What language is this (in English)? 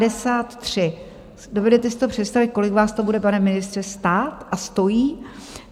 Czech